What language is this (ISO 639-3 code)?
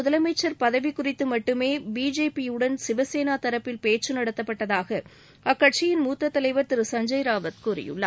tam